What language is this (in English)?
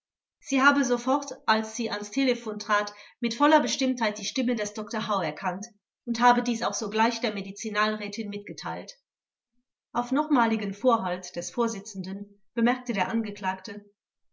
German